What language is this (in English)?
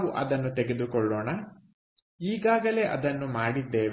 Kannada